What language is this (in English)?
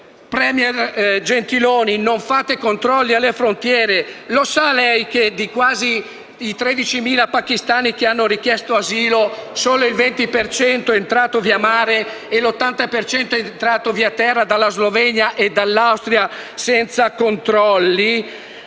Italian